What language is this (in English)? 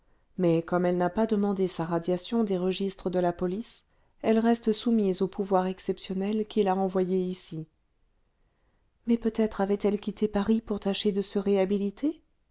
French